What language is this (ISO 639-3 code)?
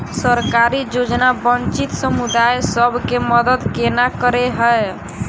mai